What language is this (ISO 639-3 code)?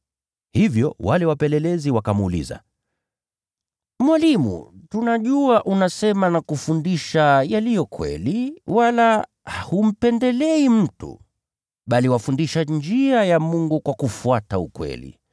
swa